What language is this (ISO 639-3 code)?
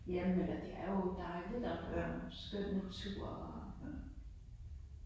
dan